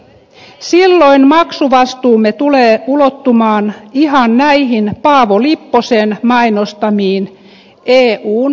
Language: Finnish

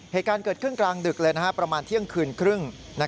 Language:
Thai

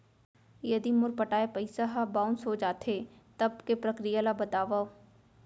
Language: Chhattisgarhi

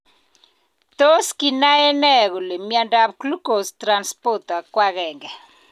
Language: Kalenjin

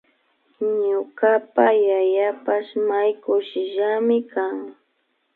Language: Imbabura Highland Quichua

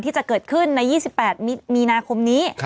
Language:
Thai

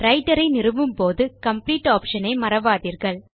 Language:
Tamil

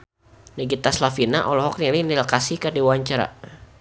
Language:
Sundanese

